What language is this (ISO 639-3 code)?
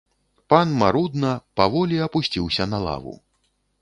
bel